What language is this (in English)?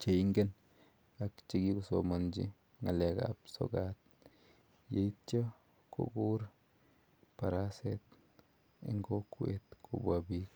Kalenjin